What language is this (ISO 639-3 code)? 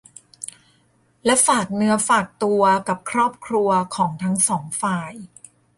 tha